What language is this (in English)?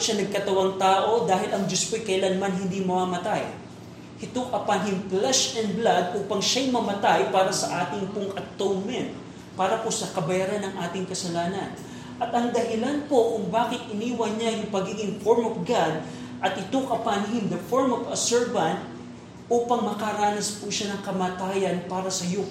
Filipino